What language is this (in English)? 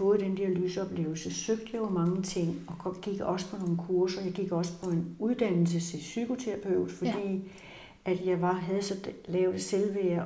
Danish